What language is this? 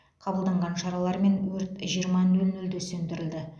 Kazakh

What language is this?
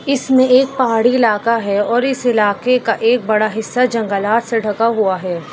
Urdu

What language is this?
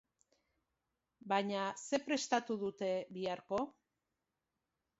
Basque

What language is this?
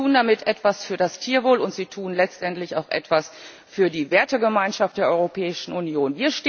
German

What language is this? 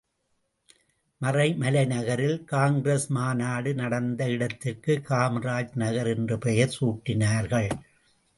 Tamil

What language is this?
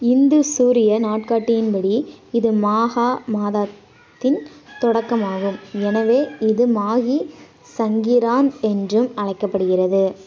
Tamil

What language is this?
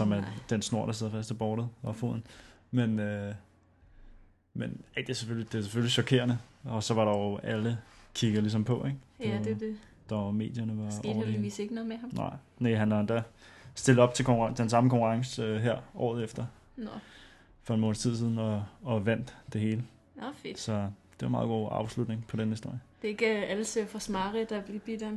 Danish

